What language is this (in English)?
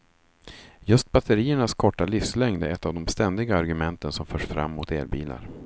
Swedish